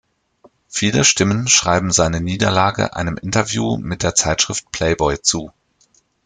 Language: German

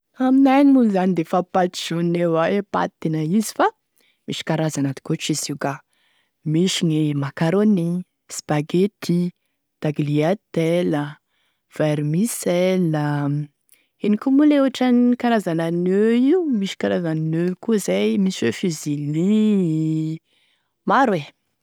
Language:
Tesaka Malagasy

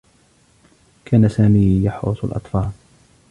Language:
Arabic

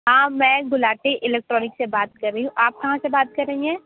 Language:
Hindi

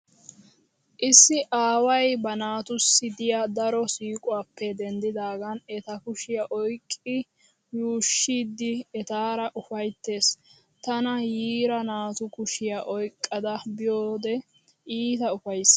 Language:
Wolaytta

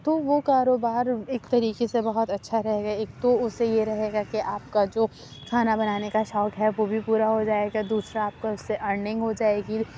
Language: Urdu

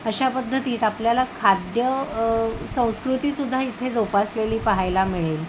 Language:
Marathi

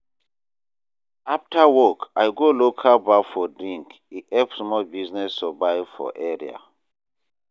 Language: Nigerian Pidgin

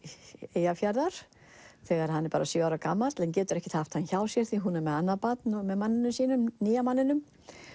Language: Icelandic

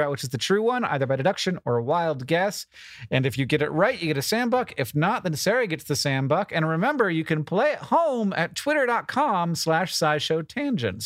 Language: English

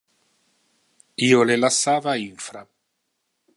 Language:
Interlingua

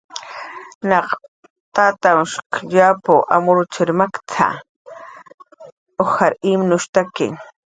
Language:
Jaqaru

